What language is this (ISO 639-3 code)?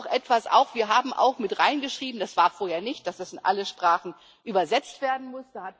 deu